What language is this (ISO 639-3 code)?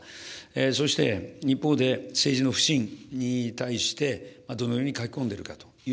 jpn